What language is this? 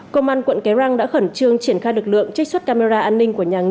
Vietnamese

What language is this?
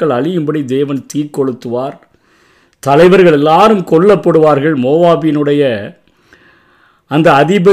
Tamil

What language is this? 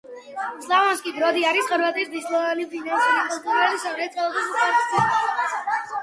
Georgian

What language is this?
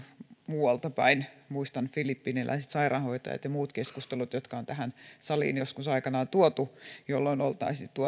Finnish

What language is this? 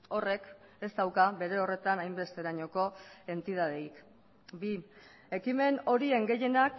Basque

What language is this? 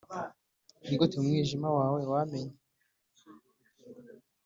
Kinyarwanda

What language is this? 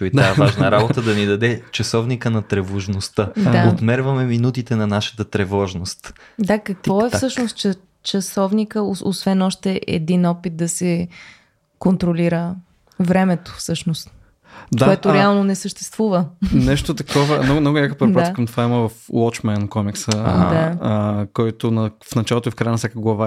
Bulgarian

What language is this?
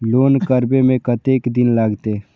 Maithili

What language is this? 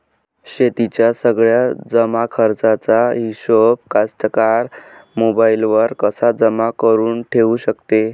Marathi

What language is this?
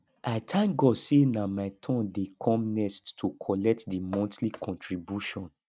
Nigerian Pidgin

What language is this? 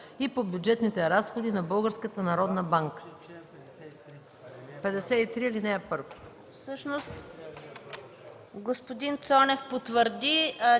Bulgarian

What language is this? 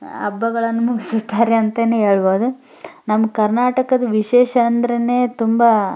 Kannada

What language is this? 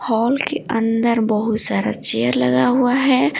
Hindi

